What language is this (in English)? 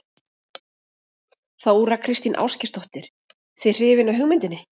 Icelandic